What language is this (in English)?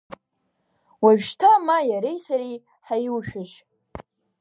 Abkhazian